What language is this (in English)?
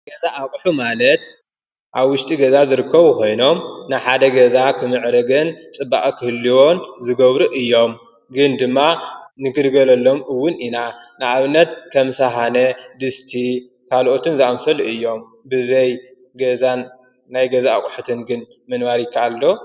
Tigrinya